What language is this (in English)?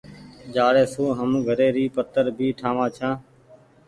Goaria